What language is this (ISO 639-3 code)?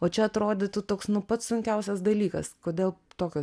lit